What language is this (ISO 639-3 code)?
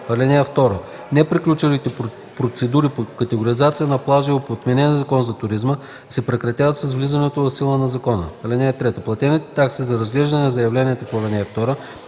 bul